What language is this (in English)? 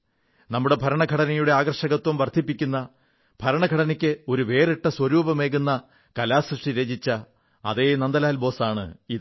Malayalam